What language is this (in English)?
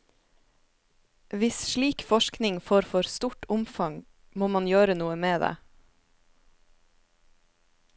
Norwegian